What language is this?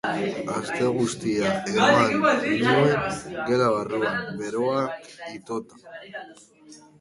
Basque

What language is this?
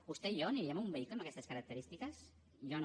Catalan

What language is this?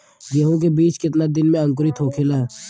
Bhojpuri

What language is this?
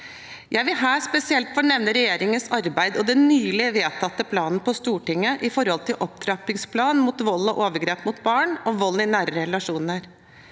Norwegian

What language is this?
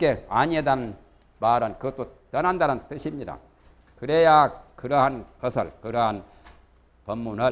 Korean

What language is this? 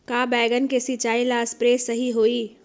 Magahi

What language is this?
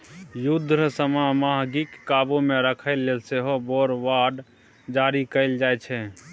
Maithili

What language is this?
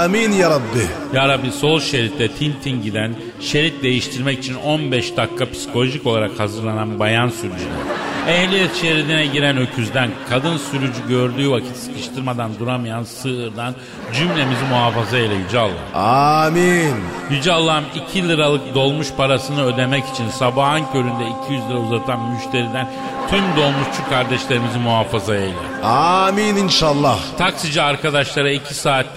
Turkish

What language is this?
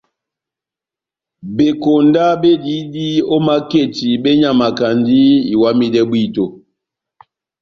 Batanga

